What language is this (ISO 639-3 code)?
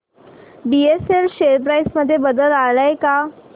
mar